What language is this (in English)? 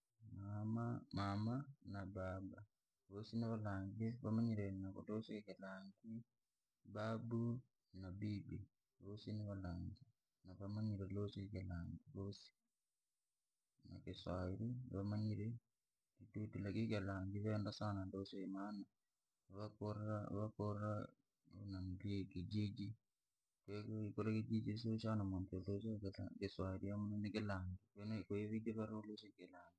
Langi